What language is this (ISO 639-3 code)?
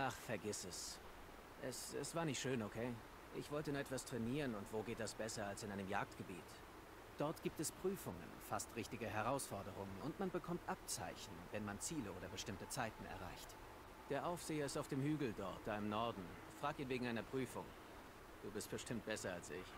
deu